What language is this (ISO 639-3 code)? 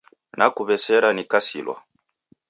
dav